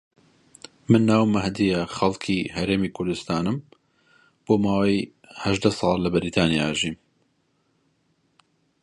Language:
Central Kurdish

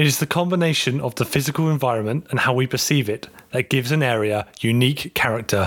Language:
English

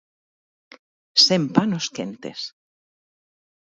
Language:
Galician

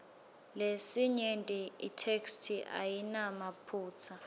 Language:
Swati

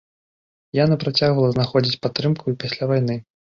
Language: Belarusian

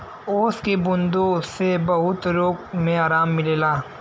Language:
Bhojpuri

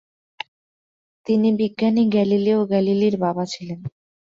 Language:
Bangla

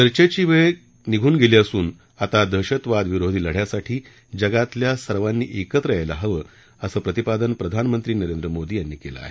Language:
Marathi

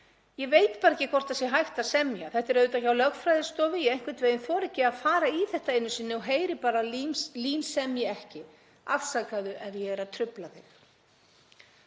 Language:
Icelandic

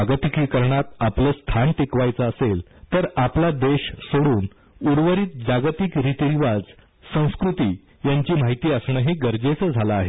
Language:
Marathi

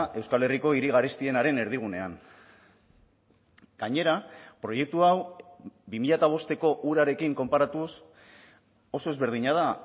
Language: Basque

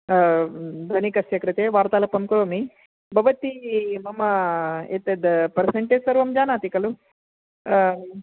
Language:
Sanskrit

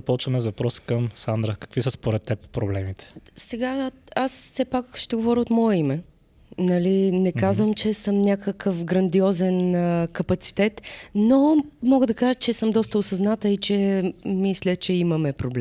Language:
Bulgarian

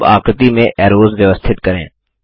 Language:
Hindi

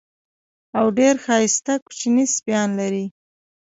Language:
Pashto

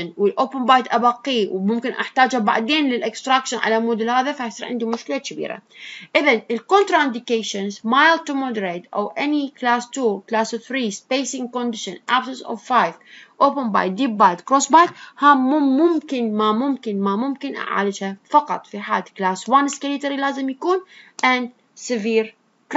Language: Arabic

